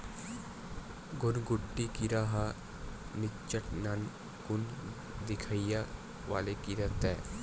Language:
Chhattisgarhi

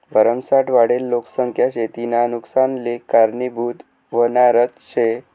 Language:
Marathi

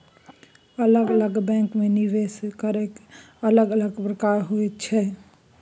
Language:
Maithili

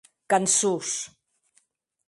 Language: Occitan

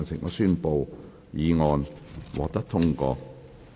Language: Cantonese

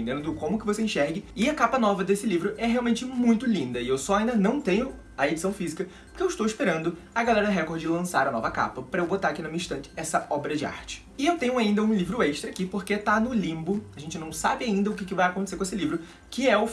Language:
Portuguese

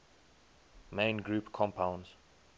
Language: English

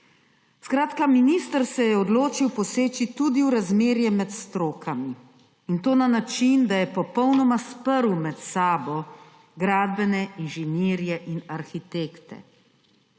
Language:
Slovenian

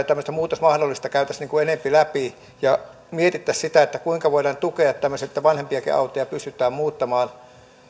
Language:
Finnish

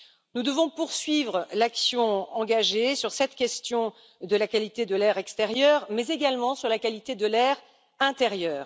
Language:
French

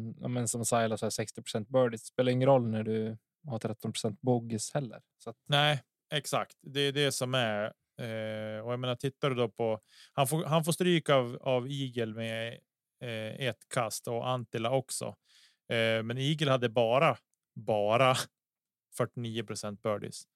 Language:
Swedish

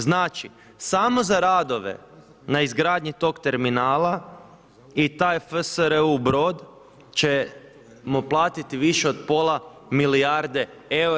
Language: Croatian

